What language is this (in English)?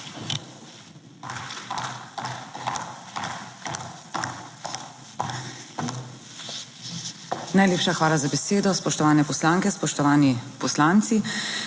Slovenian